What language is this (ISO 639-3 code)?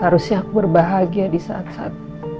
ind